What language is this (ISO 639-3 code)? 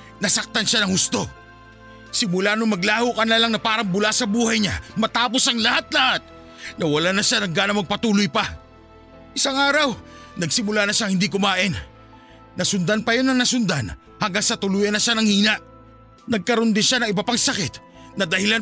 fil